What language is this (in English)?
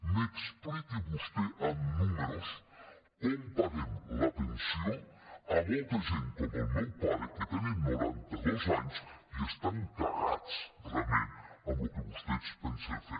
Catalan